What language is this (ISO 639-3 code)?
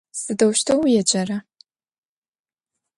ady